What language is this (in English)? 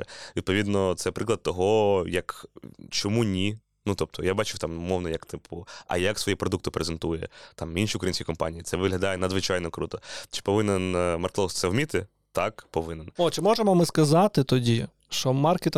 Ukrainian